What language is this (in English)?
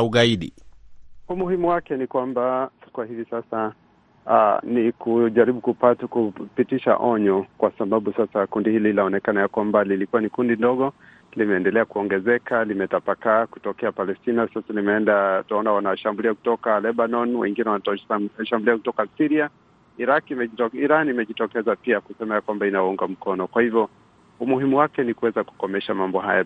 Swahili